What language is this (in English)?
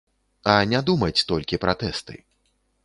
Belarusian